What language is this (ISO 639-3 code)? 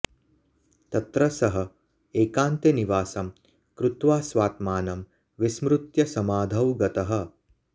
san